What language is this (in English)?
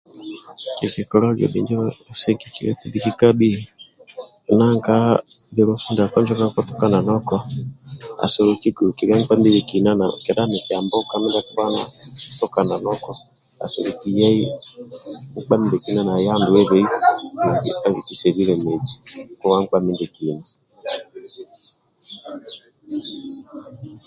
Amba (Uganda)